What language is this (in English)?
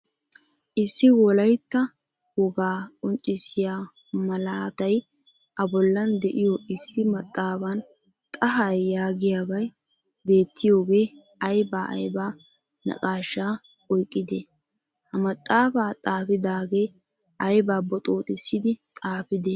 Wolaytta